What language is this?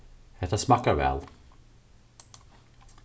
Faroese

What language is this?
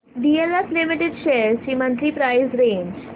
Marathi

